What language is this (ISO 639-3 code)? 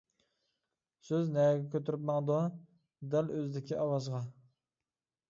uig